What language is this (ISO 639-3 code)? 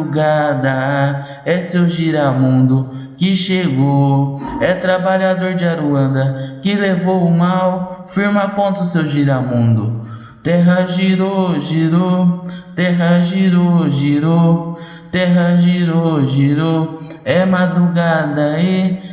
por